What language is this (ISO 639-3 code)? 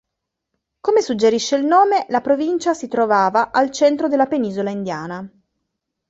ita